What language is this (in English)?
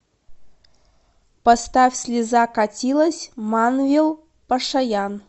Russian